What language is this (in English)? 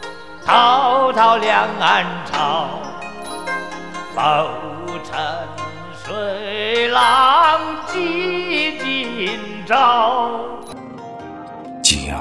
Chinese